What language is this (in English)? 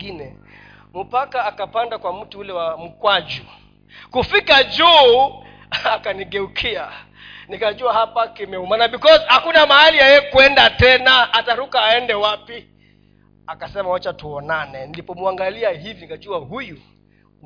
Swahili